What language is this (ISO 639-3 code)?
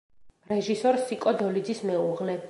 kat